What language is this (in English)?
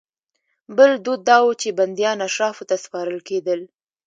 Pashto